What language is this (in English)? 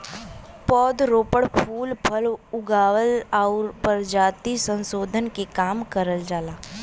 Bhojpuri